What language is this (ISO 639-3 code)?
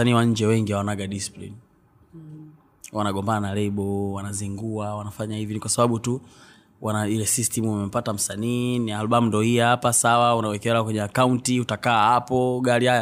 swa